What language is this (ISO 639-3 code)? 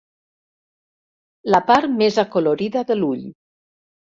cat